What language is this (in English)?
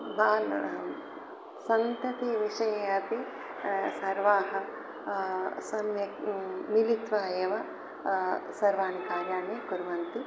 Sanskrit